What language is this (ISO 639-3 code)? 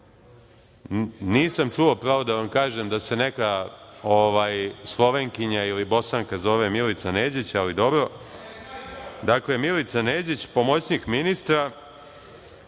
srp